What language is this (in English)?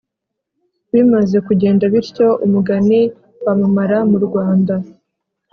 Kinyarwanda